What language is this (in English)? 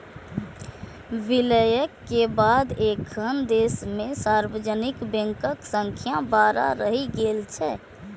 Maithili